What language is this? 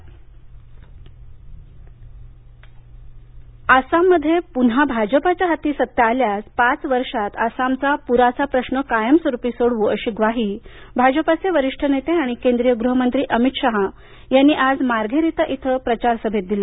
Marathi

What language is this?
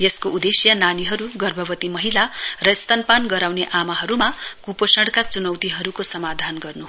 Nepali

